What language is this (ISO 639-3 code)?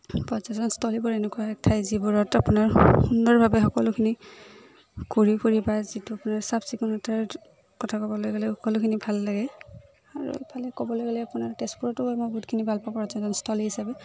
asm